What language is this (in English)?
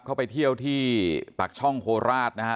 Thai